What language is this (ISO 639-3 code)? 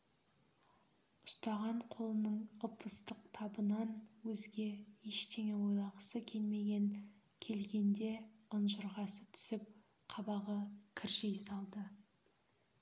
kaz